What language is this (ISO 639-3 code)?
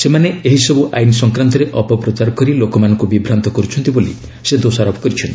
ori